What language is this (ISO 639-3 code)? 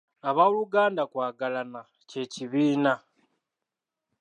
lug